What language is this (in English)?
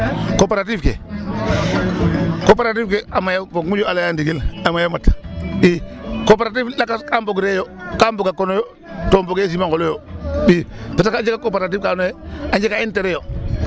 Serer